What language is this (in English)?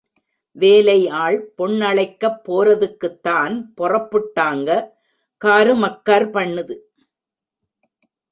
Tamil